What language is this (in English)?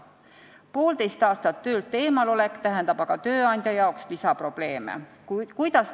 Estonian